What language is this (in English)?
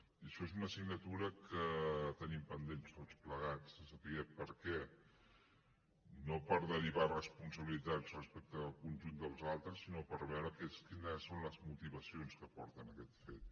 Catalan